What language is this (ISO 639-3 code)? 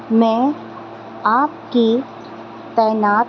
urd